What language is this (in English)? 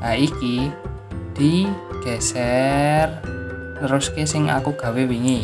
Indonesian